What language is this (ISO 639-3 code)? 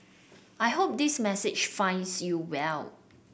eng